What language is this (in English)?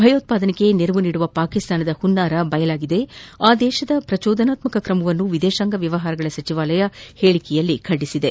Kannada